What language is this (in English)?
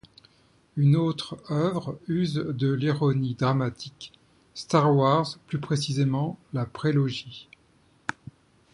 French